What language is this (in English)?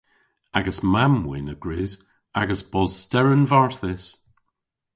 Cornish